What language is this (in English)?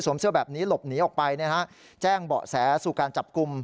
Thai